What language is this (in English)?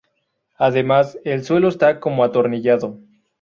Spanish